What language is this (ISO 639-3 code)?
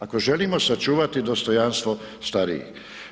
hrv